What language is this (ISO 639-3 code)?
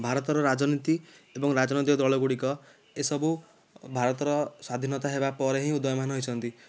ori